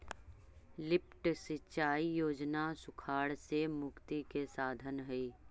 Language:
Magahi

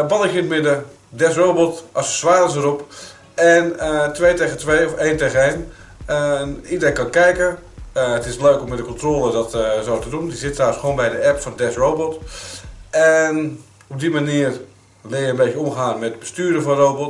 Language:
Dutch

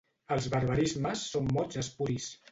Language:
Catalan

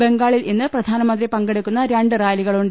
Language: Malayalam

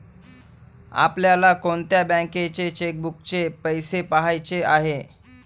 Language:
Marathi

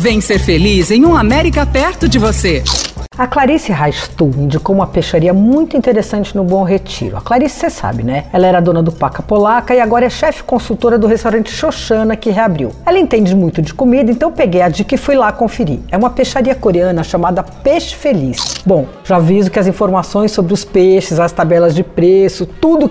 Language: Portuguese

